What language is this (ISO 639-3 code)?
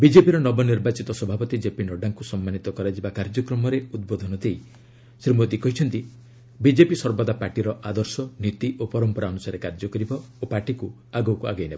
ori